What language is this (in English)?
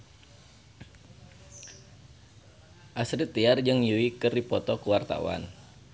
Sundanese